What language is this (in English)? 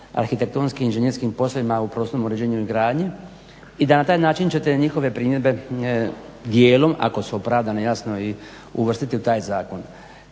Croatian